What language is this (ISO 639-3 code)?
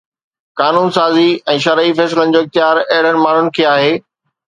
snd